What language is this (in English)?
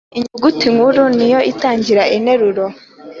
Kinyarwanda